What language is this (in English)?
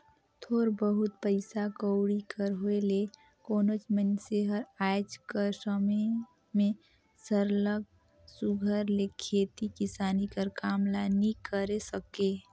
Chhattisgarhi